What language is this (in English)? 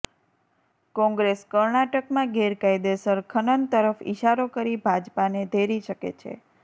Gujarati